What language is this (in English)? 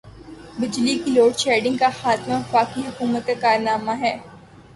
Urdu